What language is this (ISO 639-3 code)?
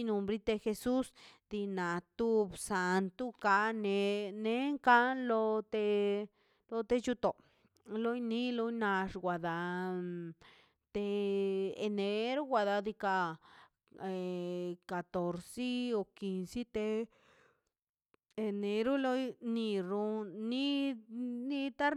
zpy